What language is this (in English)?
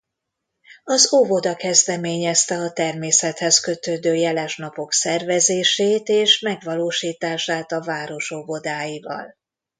Hungarian